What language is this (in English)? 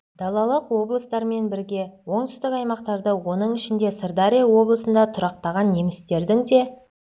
Kazakh